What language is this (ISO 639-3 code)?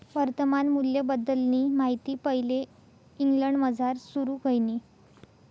mar